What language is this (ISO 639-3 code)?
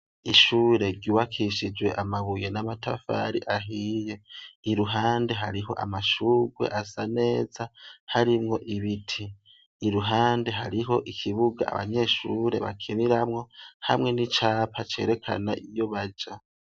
run